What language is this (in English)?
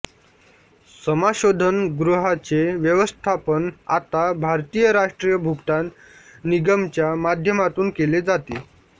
Marathi